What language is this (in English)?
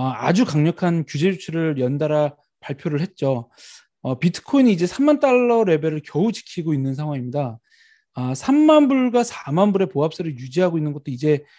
Korean